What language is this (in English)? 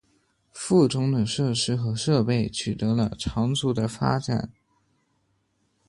Chinese